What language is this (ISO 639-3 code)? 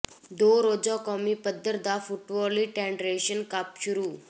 pan